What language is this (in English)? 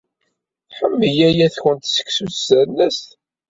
Kabyle